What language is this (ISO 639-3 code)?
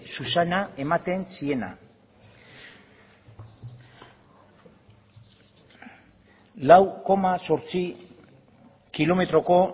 eus